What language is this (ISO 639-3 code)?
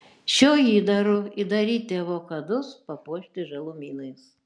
lit